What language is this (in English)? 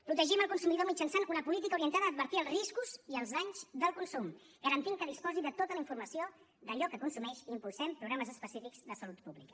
Catalan